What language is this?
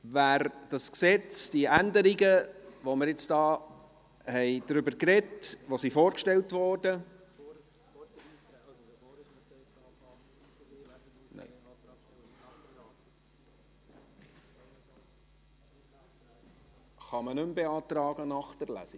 Swiss German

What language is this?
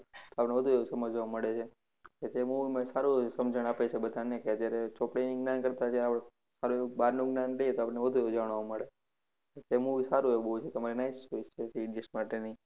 Gujarati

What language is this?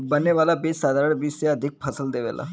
Bhojpuri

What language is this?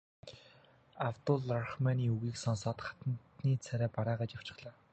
Mongolian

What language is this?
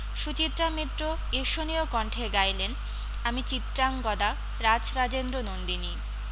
Bangla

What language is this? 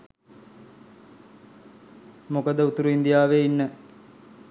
Sinhala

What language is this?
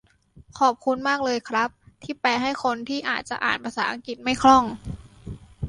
Thai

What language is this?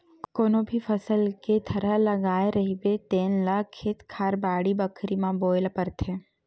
Chhattisgarhi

